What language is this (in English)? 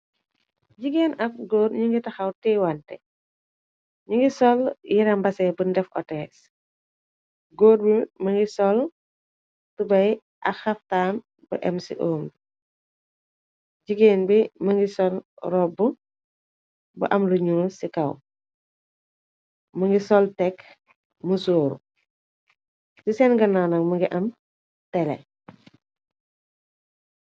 Wolof